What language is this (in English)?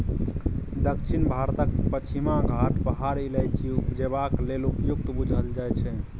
Maithili